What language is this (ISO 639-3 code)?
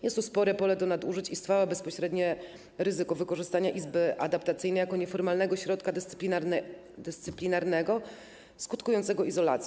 pol